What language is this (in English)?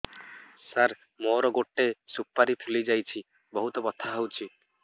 Odia